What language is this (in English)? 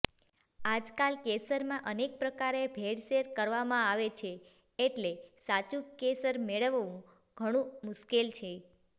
Gujarati